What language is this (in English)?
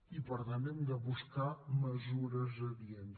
Catalan